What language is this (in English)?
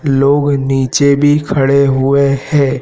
Hindi